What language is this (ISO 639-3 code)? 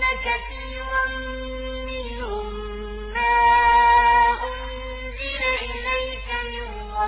ara